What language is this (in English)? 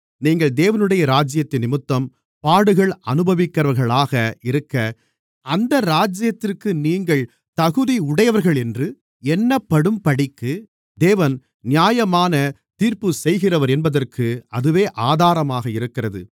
Tamil